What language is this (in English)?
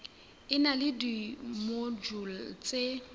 Southern Sotho